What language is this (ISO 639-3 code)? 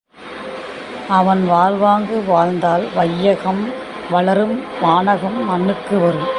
tam